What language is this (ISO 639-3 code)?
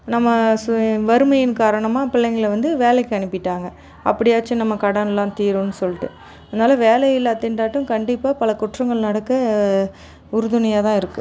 tam